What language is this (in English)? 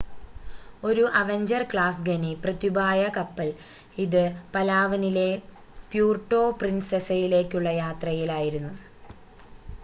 Malayalam